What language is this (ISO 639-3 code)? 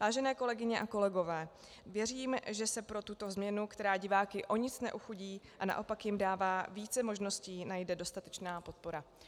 ces